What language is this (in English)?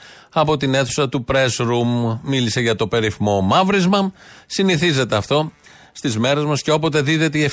Greek